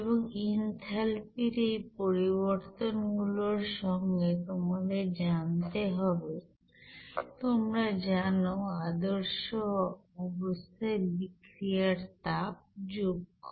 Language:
Bangla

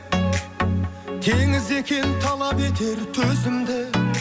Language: Kazakh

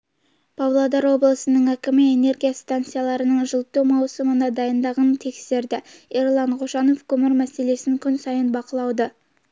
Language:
Kazakh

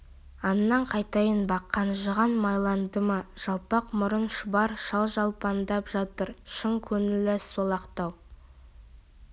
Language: Kazakh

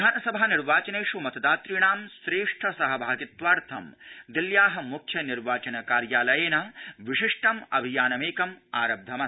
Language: Sanskrit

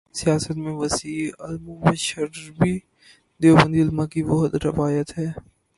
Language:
Urdu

